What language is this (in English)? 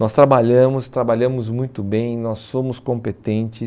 Portuguese